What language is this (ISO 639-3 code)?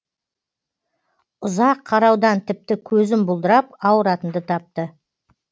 kaz